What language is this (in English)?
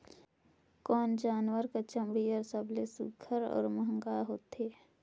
Chhattisgarhi